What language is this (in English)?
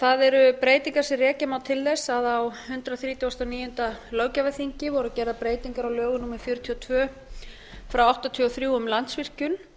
Icelandic